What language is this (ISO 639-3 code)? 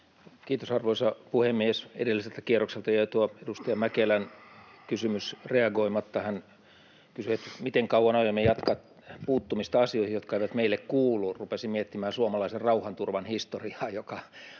fin